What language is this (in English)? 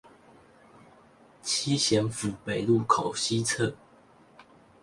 Chinese